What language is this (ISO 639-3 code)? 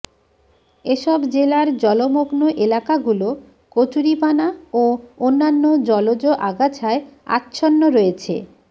ben